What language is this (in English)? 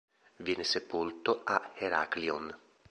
Italian